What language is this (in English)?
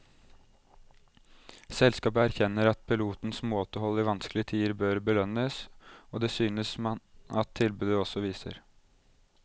Norwegian